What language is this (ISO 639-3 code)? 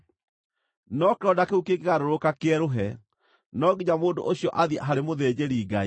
kik